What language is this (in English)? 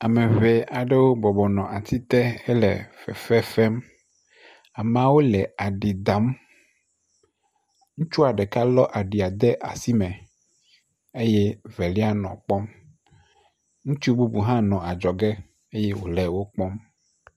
Ewe